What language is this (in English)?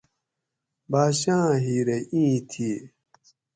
Gawri